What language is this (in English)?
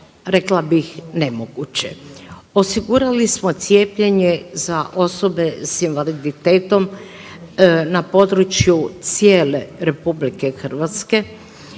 Croatian